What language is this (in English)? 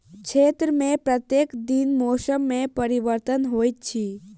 Maithili